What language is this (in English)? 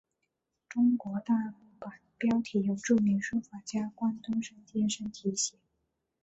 Chinese